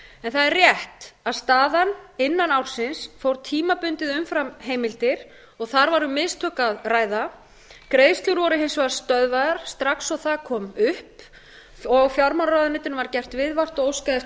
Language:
Icelandic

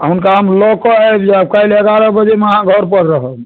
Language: Maithili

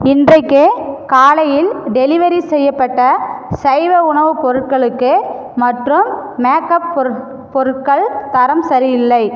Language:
Tamil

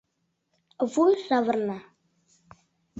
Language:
Mari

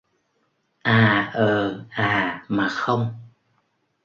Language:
Vietnamese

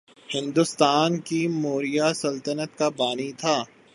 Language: Urdu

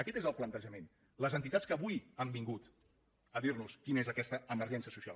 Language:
Catalan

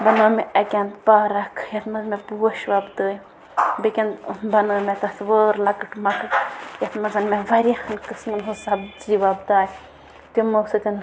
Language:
Kashmiri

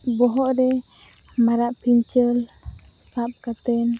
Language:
Santali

